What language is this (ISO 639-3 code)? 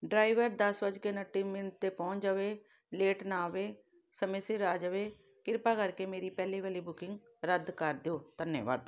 pan